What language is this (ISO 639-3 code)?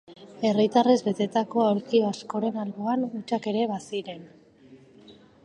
eus